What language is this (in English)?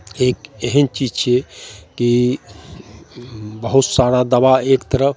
Maithili